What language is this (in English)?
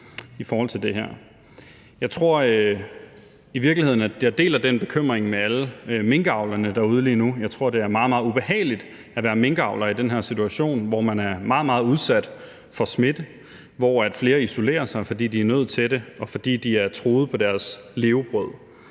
Danish